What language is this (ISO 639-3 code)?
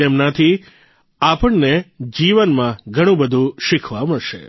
guj